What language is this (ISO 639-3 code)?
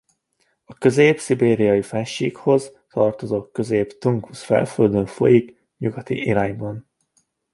hun